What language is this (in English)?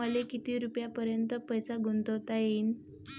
Marathi